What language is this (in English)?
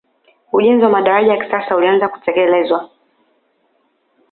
Swahili